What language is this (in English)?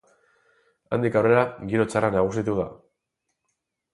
Basque